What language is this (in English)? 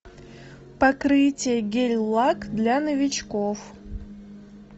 Russian